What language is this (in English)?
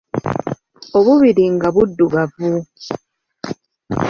Ganda